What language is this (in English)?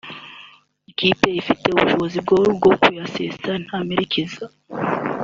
Kinyarwanda